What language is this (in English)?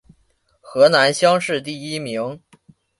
Chinese